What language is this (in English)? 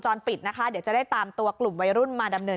Thai